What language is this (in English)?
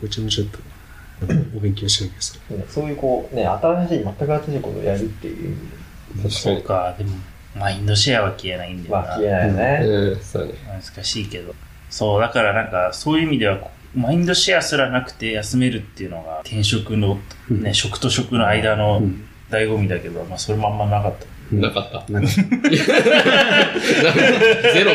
Japanese